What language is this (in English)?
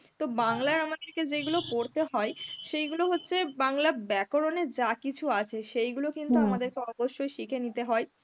Bangla